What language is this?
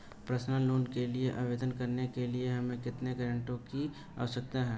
Hindi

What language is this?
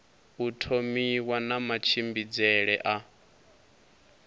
Venda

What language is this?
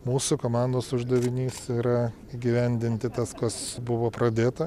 Lithuanian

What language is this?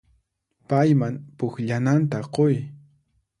Puno Quechua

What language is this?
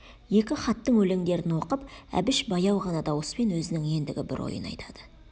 Kazakh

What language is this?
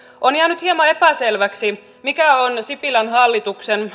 Finnish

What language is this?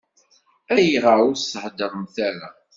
Kabyle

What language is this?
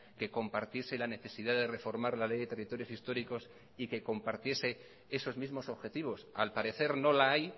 Spanish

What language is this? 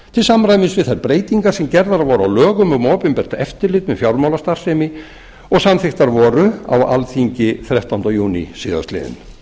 Icelandic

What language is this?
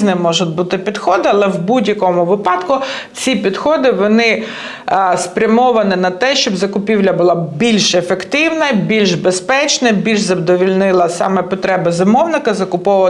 Ukrainian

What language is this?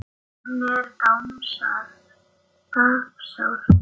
Icelandic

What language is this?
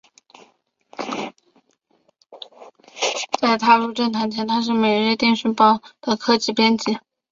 Chinese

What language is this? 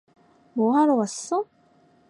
Korean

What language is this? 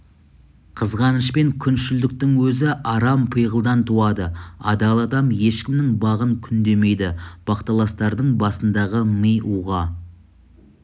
Kazakh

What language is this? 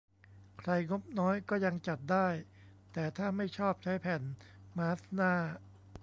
Thai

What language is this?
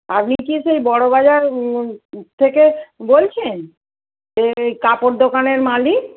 Bangla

